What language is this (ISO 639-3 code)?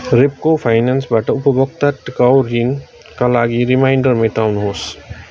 nep